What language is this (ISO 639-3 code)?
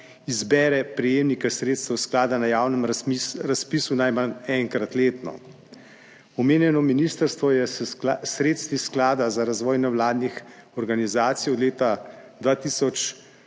slv